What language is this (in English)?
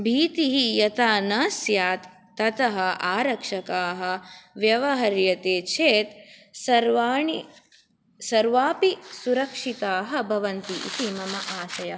Sanskrit